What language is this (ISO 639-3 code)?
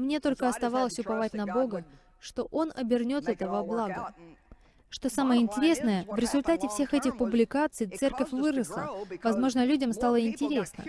rus